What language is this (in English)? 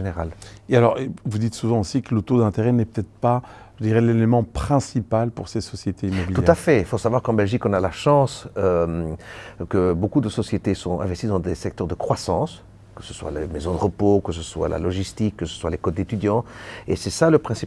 French